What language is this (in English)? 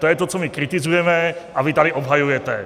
Czech